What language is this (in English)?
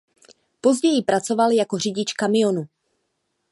Czech